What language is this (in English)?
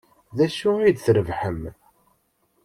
Kabyle